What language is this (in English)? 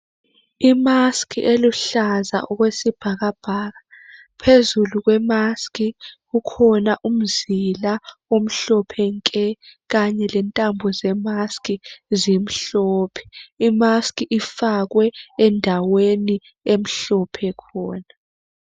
North Ndebele